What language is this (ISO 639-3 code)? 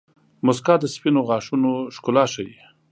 pus